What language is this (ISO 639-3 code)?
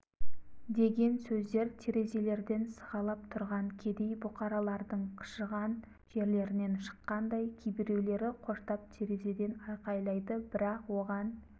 kaz